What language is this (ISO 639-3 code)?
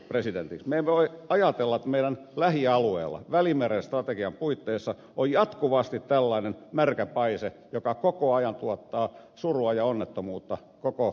fin